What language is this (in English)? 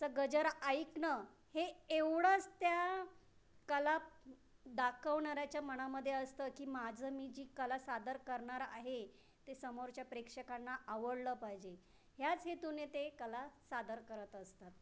Marathi